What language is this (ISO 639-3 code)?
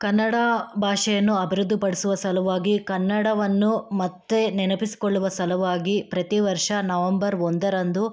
kan